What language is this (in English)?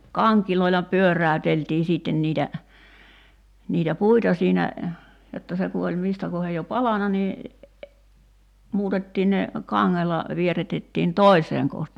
Finnish